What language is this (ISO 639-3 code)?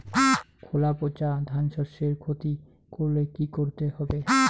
ben